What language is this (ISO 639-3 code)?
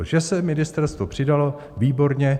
ces